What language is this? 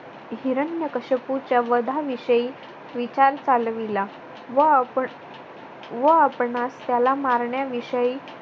Marathi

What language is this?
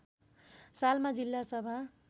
Nepali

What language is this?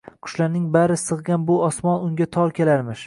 Uzbek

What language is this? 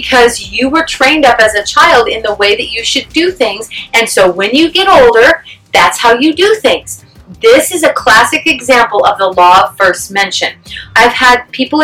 English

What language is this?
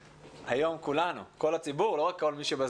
Hebrew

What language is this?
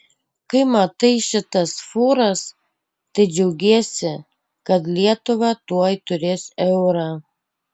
Lithuanian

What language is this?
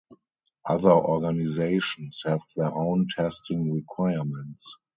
English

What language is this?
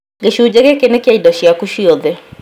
Kikuyu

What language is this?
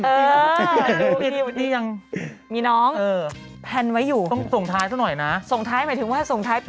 Thai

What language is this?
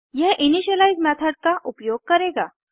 Hindi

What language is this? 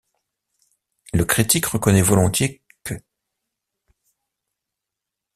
French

